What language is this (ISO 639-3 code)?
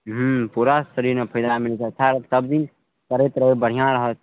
mai